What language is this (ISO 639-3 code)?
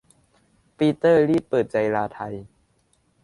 tha